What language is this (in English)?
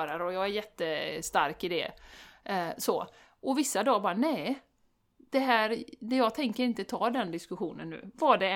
Swedish